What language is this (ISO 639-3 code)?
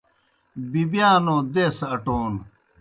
plk